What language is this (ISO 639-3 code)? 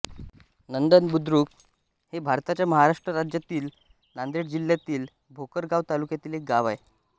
mar